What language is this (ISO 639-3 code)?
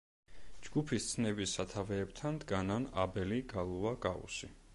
kat